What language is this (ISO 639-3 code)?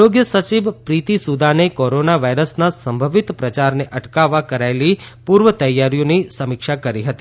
guj